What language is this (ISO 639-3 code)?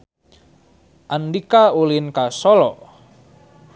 sun